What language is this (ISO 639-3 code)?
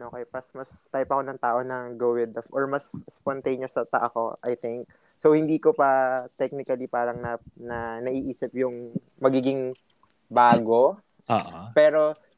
fil